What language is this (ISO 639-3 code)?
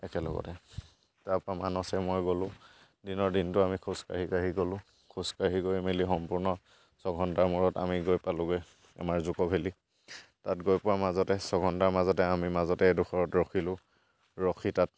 asm